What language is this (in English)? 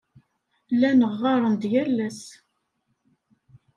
Kabyle